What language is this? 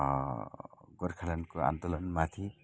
Nepali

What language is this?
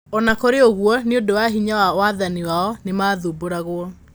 Kikuyu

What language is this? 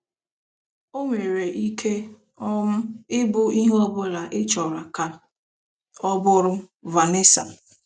Igbo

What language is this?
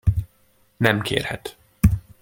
Hungarian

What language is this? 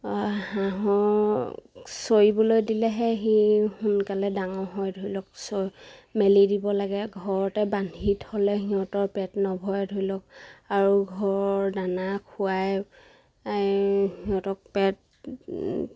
Assamese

